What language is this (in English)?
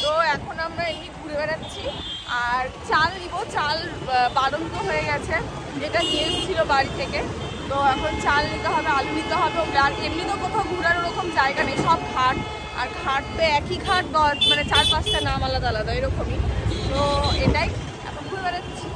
Bangla